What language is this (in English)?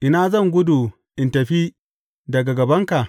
Hausa